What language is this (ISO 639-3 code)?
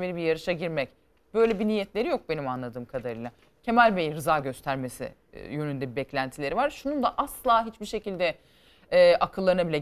tur